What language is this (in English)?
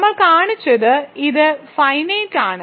Malayalam